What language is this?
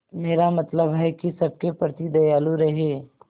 Hindi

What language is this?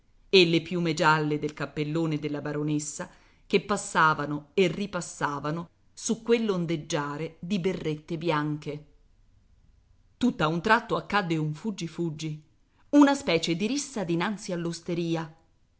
Italian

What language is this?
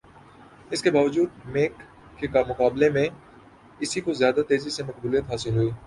Urdu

